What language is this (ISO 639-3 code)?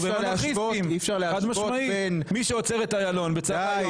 heb